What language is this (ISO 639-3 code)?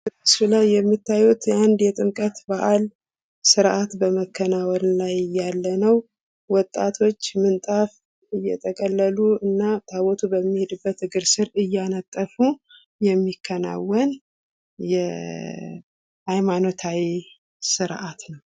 amh